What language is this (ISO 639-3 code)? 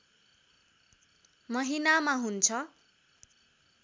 nep